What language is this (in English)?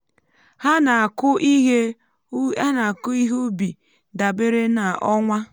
Igbo